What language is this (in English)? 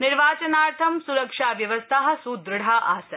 Sanskrit